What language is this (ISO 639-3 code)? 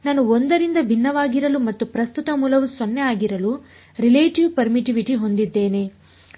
kan